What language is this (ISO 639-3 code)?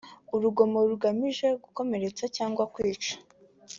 kin